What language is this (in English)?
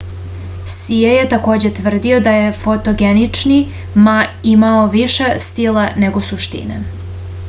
Serbian